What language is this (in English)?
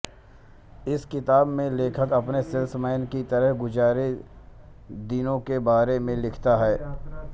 Hindi